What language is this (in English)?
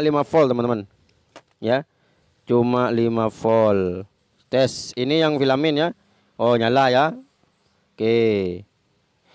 Indonesian